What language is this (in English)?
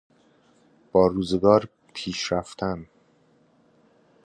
Persian